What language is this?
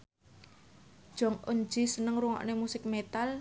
Javanese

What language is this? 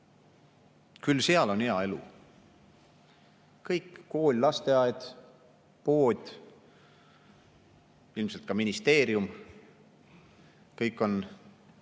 Estonian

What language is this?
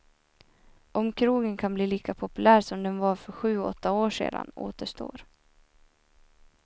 Swedish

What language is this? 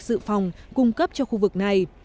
Vietnamese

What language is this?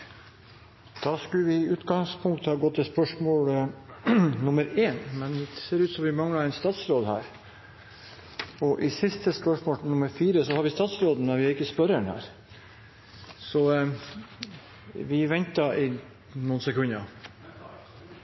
Norwegian Bokmål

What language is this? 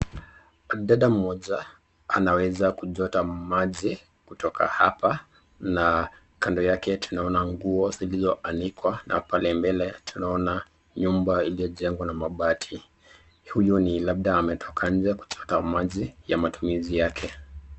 Swahili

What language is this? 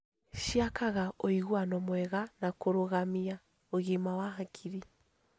Kikuyu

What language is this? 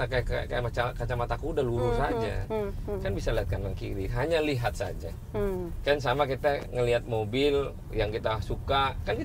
Indonesian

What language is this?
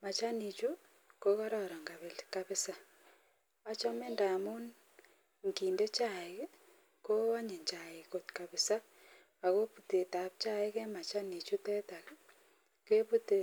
Kalenjin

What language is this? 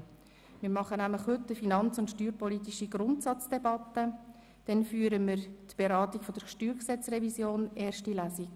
Swiss German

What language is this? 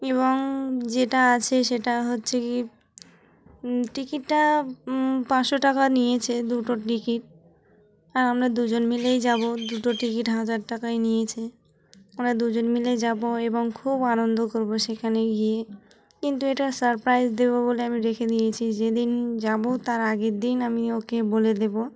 Bangla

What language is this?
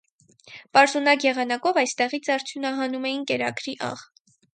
Armenian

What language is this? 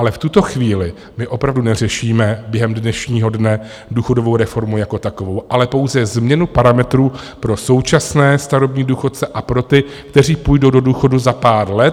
Czech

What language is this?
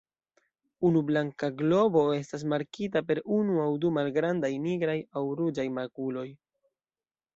Esperanto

